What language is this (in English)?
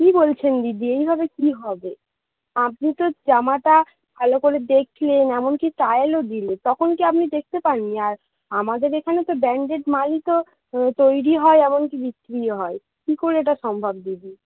Bangla